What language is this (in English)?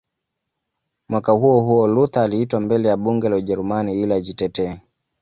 Swahili